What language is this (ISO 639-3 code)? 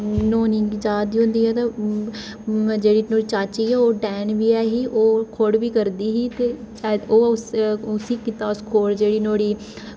doi